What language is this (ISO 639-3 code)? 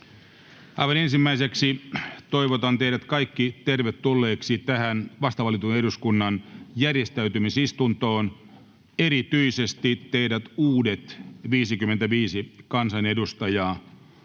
fin